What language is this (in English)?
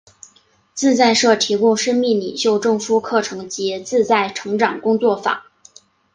Chinese